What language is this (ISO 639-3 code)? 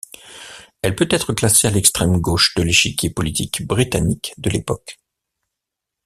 fra